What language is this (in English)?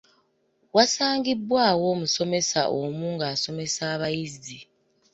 Ganda